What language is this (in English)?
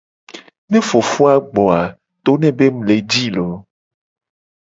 Gen